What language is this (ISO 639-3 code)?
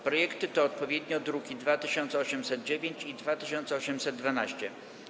pol